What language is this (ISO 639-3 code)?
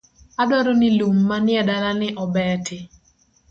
luo